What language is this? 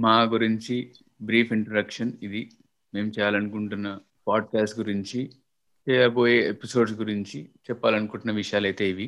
Telugu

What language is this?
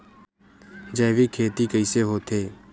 Chhattisgarhi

